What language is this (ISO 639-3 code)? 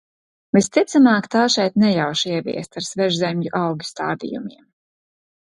lav